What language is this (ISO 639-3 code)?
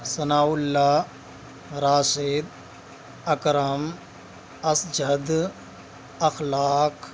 urd